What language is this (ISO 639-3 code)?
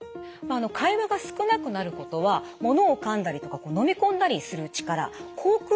jpn